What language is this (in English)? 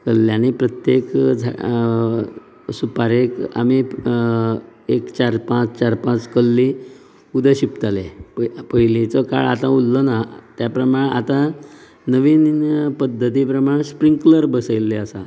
Konkani